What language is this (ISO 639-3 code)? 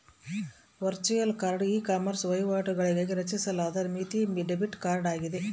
kan